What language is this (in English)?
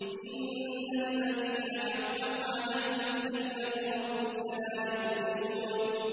Arabic